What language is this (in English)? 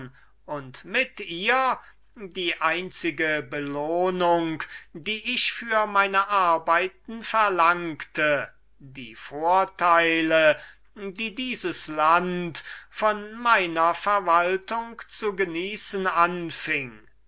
German